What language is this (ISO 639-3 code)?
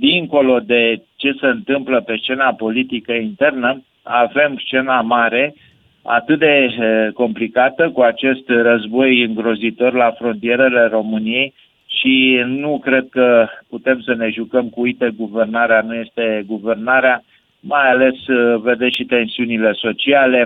ron